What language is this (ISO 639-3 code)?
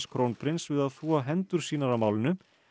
isl